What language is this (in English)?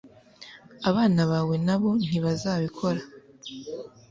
Kinyarwanda